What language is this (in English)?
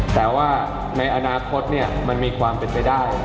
Thai